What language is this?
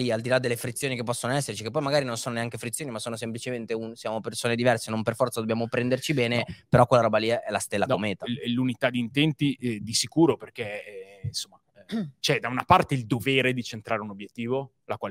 Italian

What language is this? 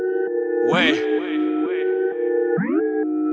Russian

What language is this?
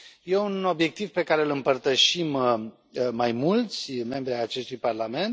Romanian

